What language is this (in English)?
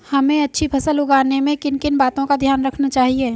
Hindi